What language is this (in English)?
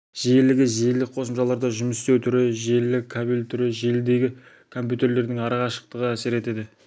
Kazakh